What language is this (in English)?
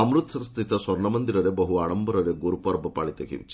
Odia